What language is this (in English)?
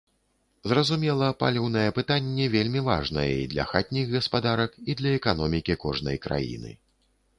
Belarusian